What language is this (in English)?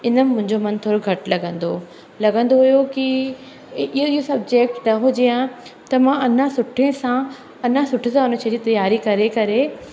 Sindhi